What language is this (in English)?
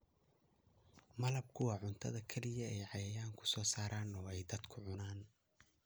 Somali